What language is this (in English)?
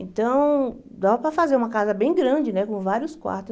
Portuguese